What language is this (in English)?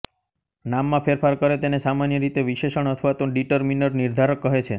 Gujarati